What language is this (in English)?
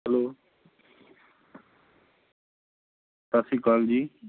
Punjabi